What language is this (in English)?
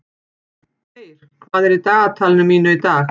Icelandic